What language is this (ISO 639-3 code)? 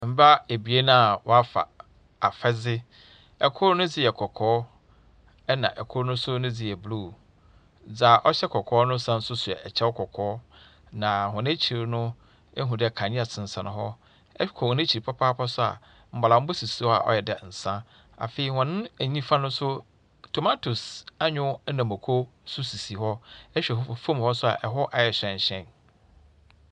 aka